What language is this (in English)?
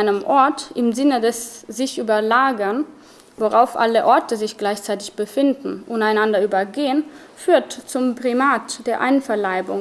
German